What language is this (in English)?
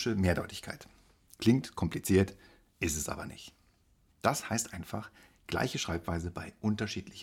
German